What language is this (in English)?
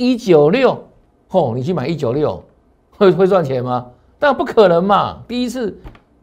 Chinese